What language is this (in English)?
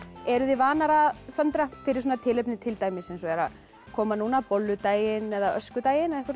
Icelandic